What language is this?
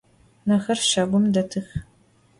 Adyghe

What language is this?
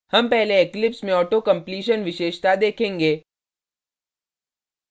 Hindi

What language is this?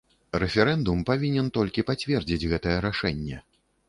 Belarusian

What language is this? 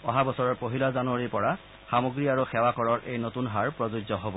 Assamese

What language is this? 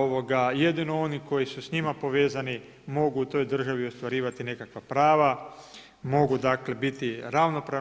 Croatian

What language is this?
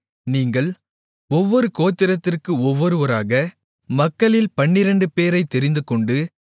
Tamil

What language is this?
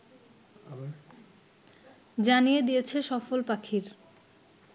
Bangla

